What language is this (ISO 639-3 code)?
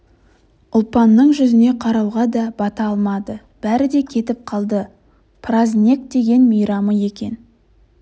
kaz